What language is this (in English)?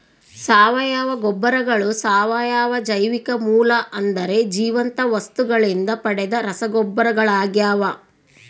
Kannada